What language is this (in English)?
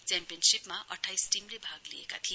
Nepali